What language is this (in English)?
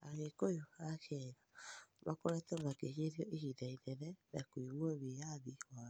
Kikuyu